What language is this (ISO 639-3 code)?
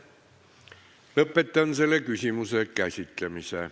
est